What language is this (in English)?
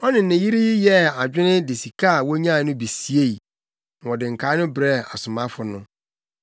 Akan